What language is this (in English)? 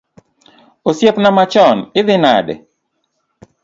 Luo (Kenya and Tanzania)